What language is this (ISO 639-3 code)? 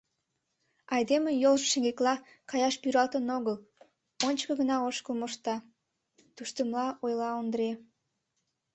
chm